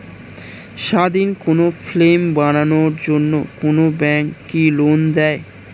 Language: Bangla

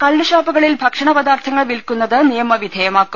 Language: Malayalam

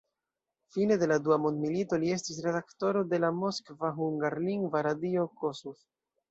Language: Esperanto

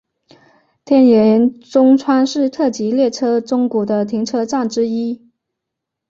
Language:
Chinese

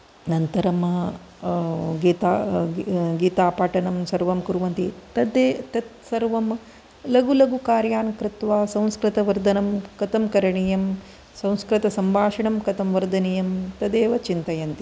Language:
Sanskrit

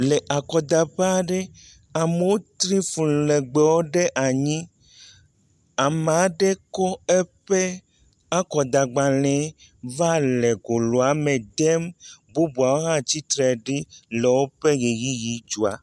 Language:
Ewe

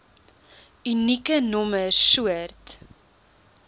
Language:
Afrikaans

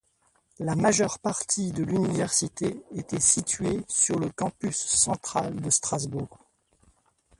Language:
French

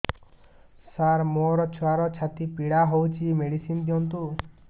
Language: Odia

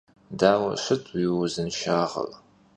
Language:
Kabardian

